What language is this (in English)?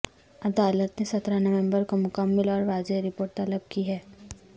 Urdu